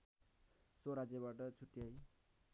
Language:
Nepali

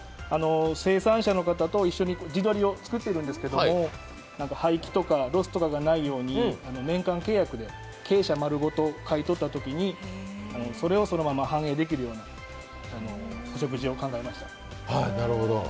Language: Japanese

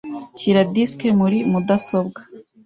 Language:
Kinyarwanda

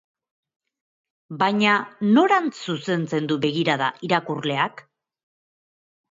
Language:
Basque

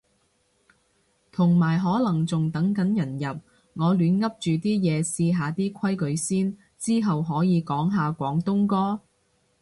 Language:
Cantonese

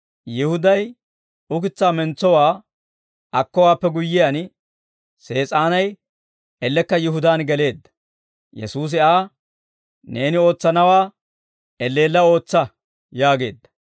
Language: Dawro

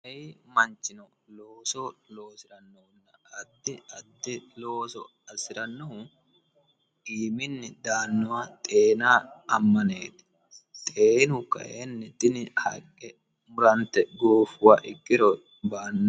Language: Sidamo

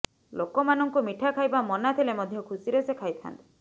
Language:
Odia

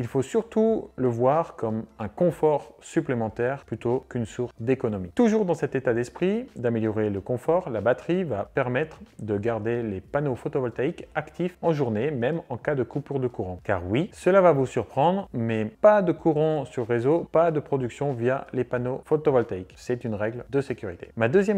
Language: French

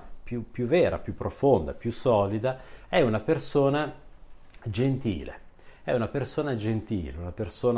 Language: Italian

